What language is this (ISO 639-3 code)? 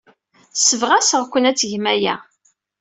kab